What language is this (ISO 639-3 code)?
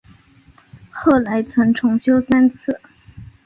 zho